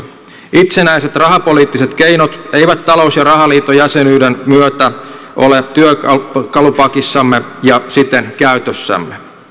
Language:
Finnish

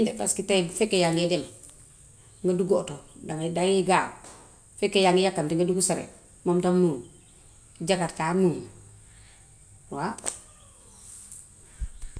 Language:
Gambian Wolof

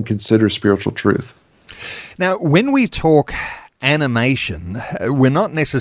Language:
English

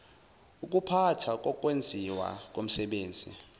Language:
Zulu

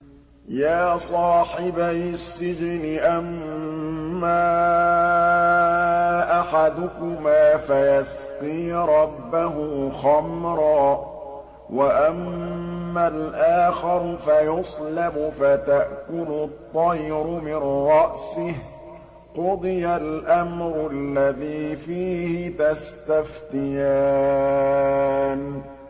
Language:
Arabic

